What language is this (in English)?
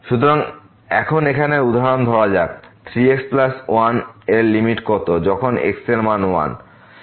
Bangla